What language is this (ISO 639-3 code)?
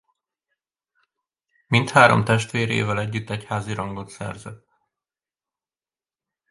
hun